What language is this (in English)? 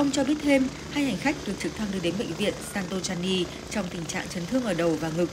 Vietnamese